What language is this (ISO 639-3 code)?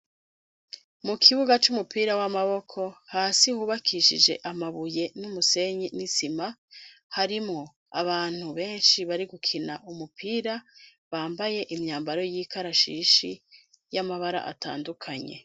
run